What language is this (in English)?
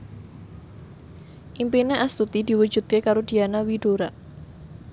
Javanese